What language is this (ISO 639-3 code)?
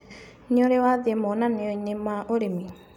kik